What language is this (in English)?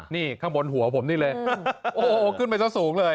Thai